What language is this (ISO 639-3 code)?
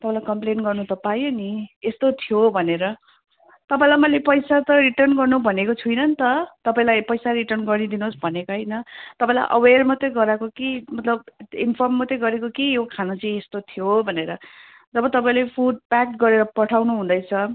nep